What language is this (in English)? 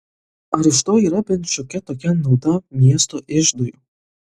Lithuanian